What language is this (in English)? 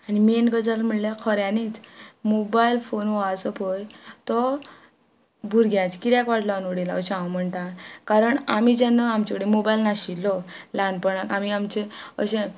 Konkani